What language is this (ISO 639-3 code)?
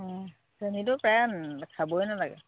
asm